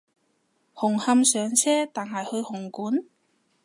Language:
Cantonese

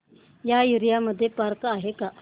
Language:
Marathi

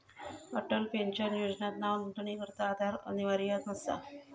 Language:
Marathi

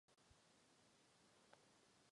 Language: Czech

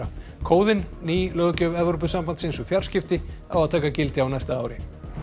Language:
Icelandic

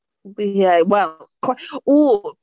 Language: Welsh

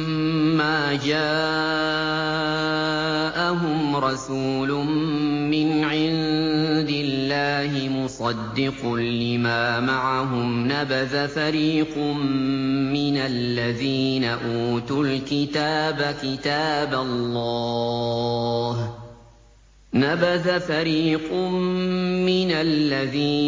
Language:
Arabic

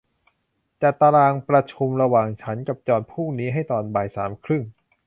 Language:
Thai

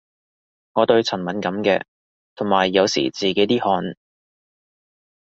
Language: Cantonese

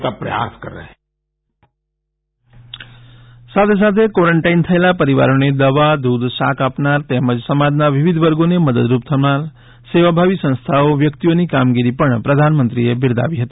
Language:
Gujarati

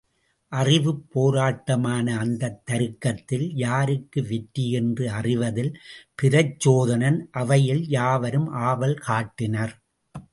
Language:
Tamil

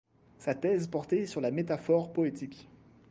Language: French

